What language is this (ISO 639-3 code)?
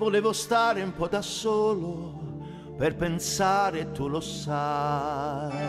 ita